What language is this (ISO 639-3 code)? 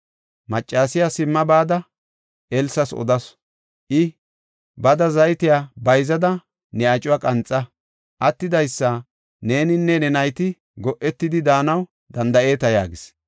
gof